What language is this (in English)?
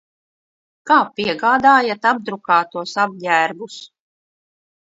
Latvian